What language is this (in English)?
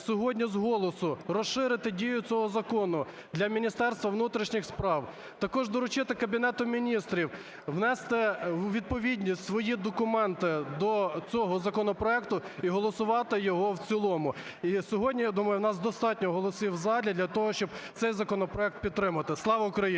Ukrainian